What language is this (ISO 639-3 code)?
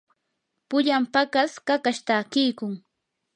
qur